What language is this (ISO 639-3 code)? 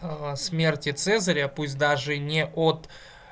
rus